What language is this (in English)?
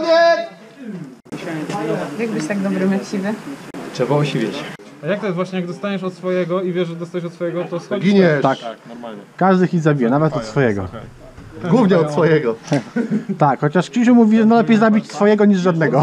Polish